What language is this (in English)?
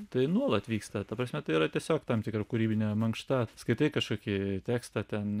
Lithuanian